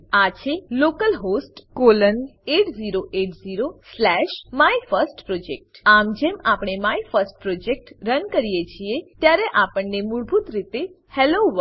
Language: Gujarati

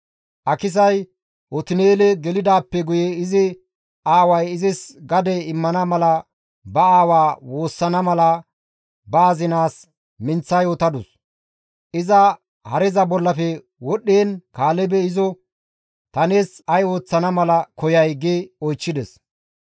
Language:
Gamo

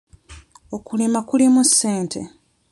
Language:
Ganda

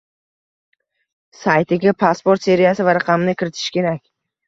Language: Uzbek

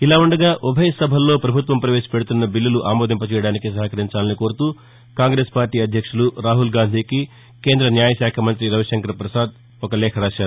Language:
Telugu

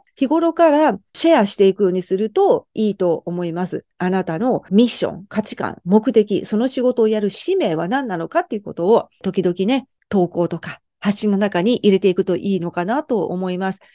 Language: Japanese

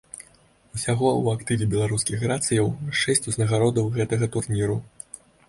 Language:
Belarusian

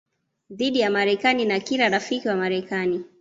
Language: Swahili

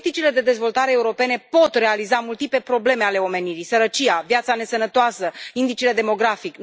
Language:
Romanian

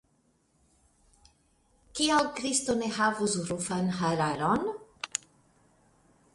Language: Esperanto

